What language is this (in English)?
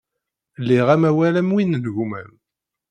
Kabyle